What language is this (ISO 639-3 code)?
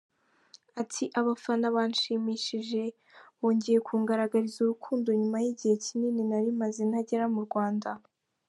kin